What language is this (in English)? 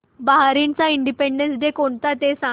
Marathi